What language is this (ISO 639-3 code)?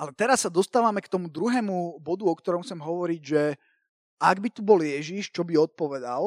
slk